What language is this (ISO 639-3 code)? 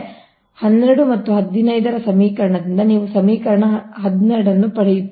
kan